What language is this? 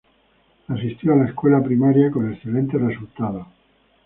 Spanish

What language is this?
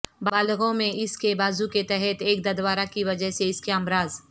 Urdu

